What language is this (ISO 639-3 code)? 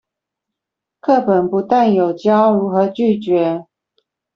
zho